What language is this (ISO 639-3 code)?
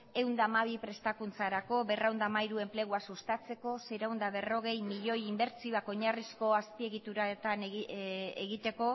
eus